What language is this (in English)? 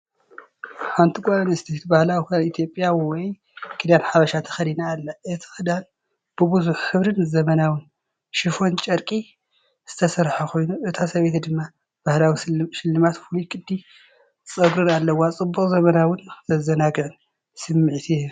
Tigrinya